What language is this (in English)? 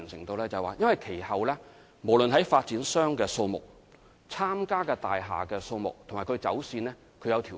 Cantonese